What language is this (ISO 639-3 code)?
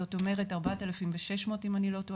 heb